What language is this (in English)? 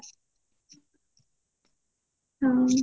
Odia